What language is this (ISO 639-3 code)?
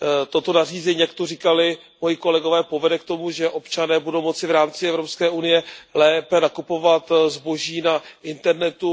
ces